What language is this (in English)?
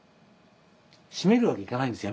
Japanese